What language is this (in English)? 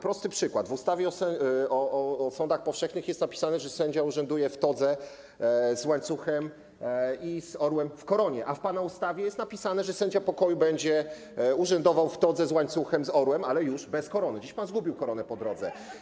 Polish